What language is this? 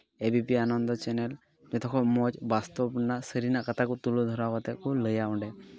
Santali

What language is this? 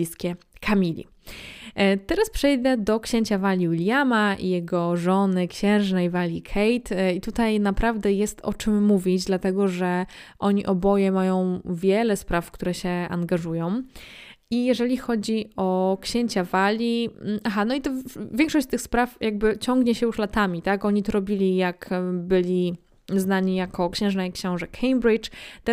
Polish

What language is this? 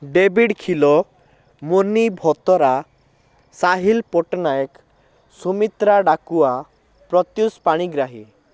Odia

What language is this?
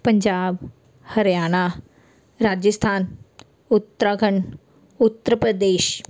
Punjabi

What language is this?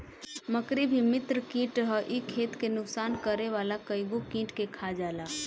Bhojpuri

